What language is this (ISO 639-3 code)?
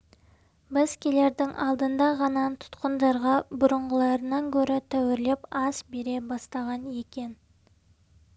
kaz